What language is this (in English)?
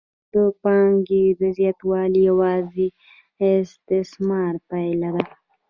Pashto